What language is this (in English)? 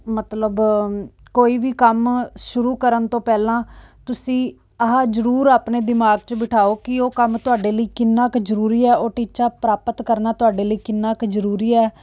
Punjabi